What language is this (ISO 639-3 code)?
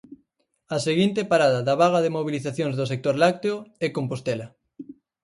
glg